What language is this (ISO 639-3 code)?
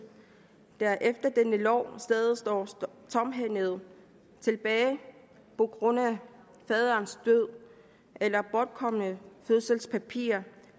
dan